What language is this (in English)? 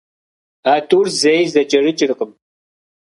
Kabardian